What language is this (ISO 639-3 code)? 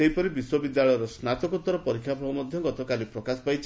ori